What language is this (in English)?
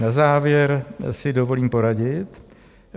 Czech